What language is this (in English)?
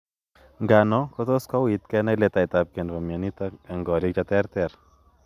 Kalenjin